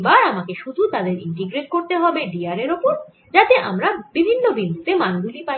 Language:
Bangla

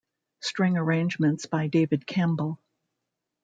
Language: English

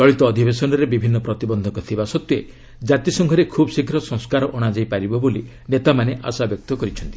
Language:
Odia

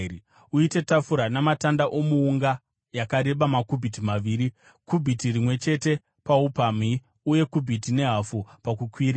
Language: Shona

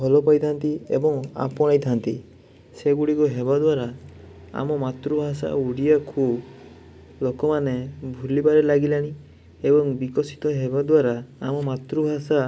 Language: Odia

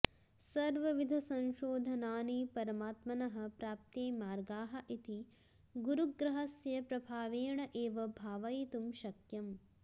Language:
Sanskrit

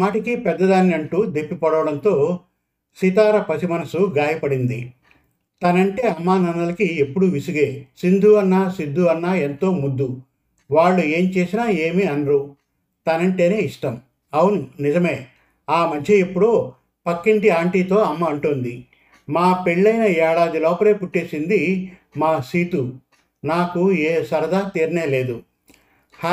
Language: Telugu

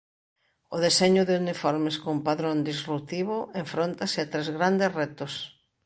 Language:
Galician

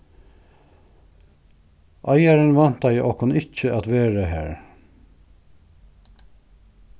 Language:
Faroese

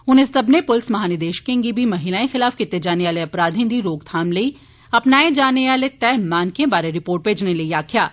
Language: Dogri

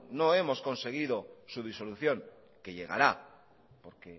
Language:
Spanish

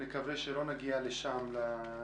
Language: Hebrew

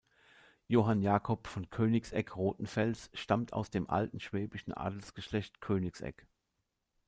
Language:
German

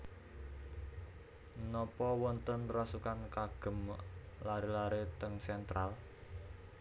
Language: Javanese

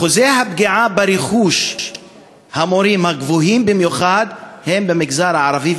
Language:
Hebrew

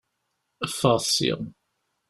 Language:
Kabyle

